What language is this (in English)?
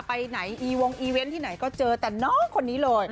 Thai